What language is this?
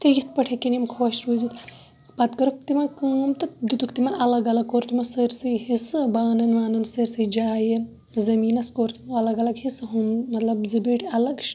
Kashmiri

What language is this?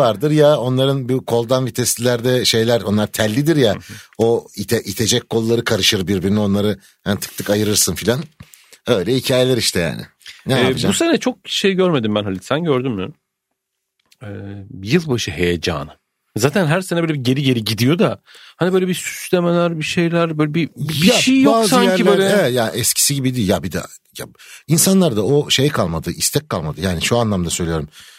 Turkish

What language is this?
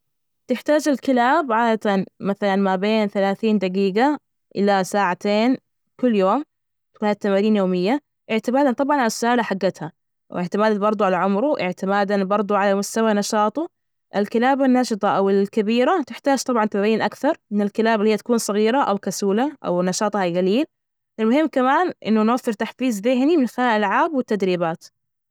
Najdi Arabic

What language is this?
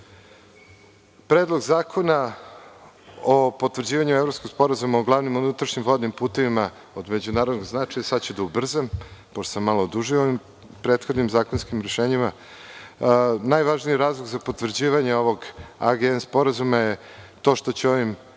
Serbian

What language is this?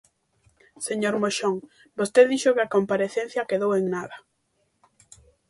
Galician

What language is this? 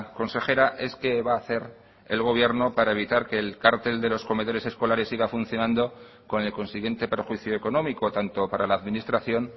Spanish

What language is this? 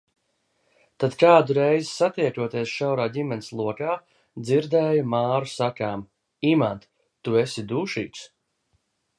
Latvian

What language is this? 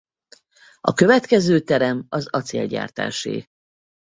Hungarian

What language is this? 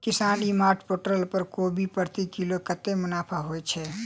Maithili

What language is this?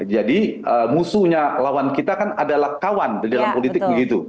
Indonesian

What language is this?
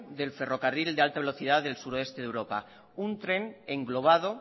Spanish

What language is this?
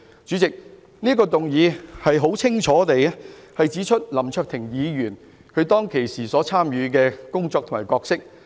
Cantonese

